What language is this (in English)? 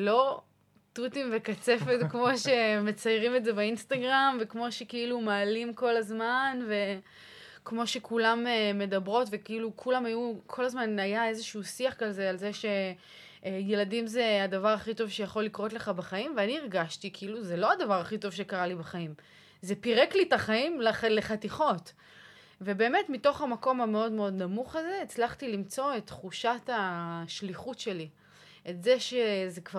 Hebrew